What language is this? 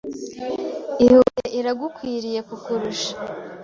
Kinyarwanda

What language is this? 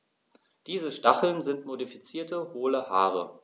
German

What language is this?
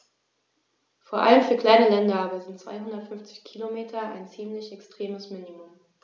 German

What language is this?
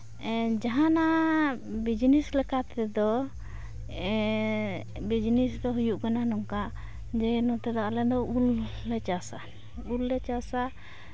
Santali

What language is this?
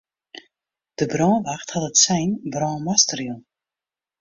Western Frisian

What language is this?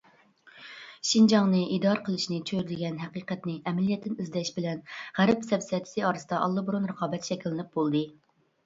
Uyghur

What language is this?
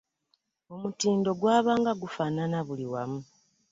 Ganda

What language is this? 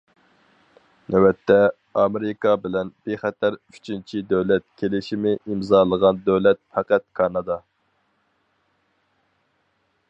Uyghur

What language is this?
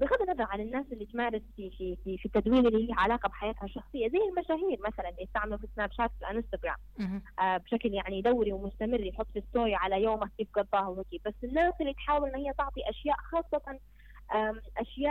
Arabic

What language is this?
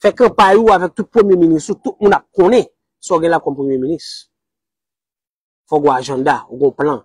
French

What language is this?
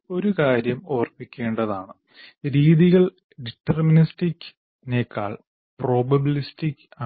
Malayalam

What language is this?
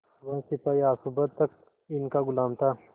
Hindi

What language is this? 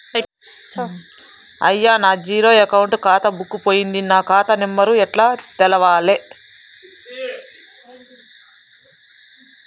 Telugu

